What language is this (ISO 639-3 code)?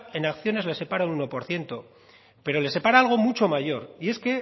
spa